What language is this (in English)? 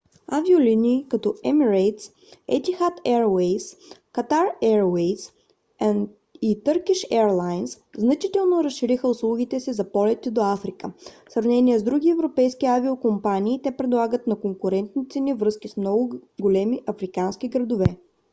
Bulgarian